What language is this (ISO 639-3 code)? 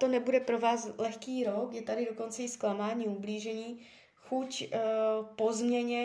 ces